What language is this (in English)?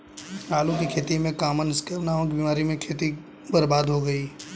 Hindi